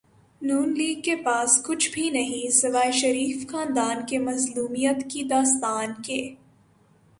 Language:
Urdu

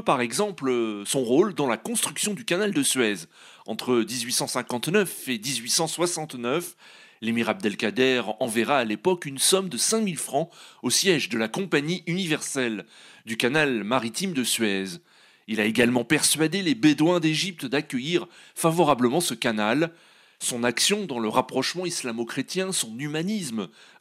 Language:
French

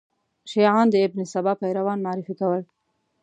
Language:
Pashto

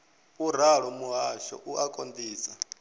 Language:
Venda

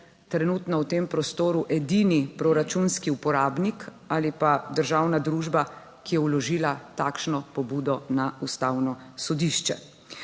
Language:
Slovenian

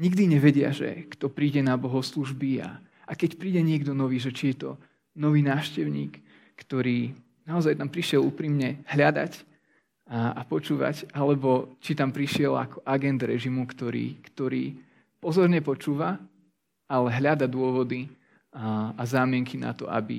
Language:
Slovak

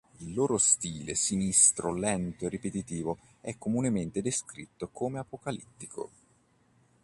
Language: Italian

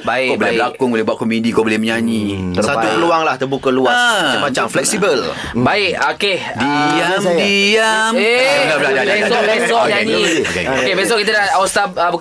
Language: Malay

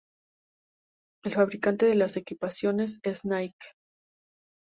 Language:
Spanish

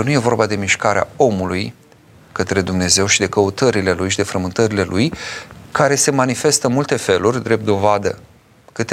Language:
Romanian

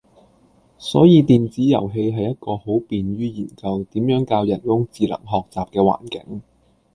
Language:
Cantonese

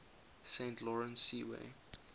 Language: English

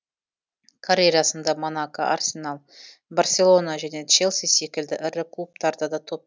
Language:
Kazakh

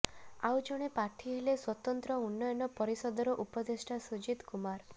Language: Odia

